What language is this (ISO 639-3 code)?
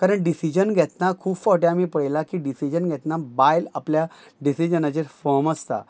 kok